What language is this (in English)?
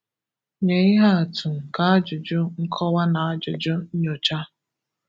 Igbo